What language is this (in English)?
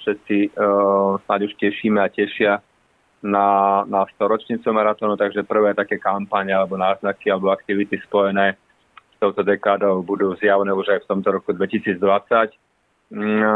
Slovak